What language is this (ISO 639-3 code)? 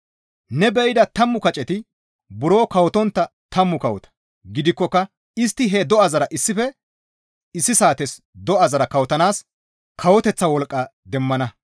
gmv